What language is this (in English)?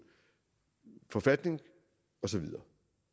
Danish